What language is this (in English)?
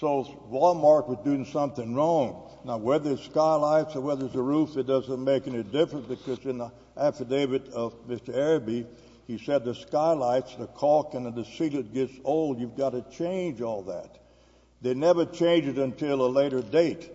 English